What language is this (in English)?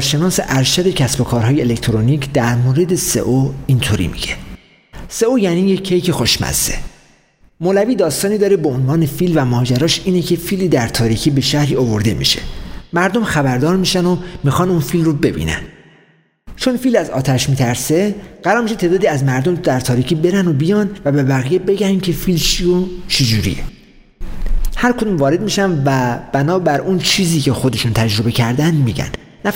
Persian